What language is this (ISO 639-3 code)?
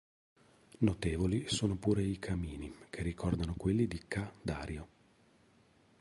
ita